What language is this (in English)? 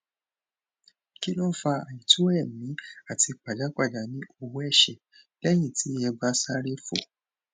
Yoruba